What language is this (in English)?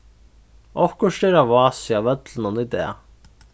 Faroese